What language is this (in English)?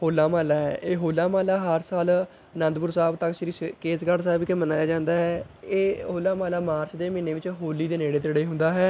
Punjabi